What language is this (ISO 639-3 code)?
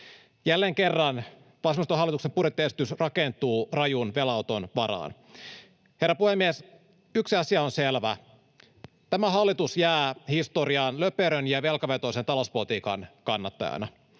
fin